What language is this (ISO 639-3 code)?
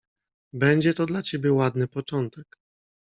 pol